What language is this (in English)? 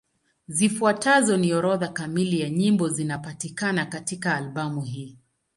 Swahili